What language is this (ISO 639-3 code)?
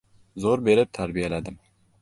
uzb